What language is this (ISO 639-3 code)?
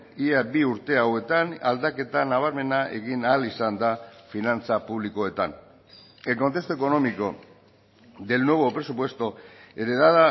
eus